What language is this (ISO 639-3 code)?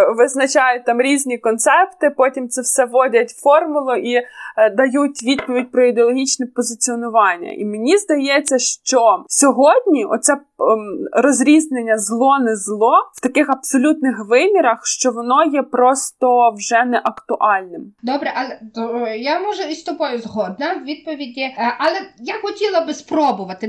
ukr